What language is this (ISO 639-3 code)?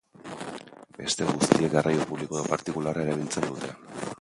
eus